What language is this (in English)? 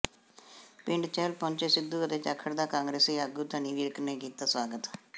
Punjabi